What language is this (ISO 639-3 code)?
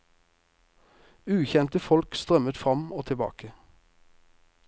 nor